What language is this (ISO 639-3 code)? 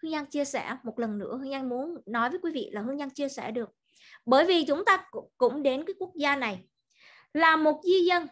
vie